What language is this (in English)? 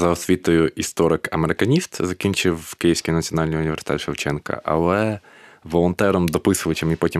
Ukrainian